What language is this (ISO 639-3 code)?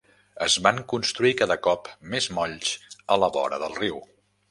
cat